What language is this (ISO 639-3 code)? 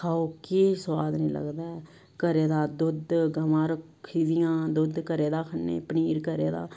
doi